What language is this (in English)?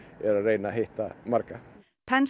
Icelandic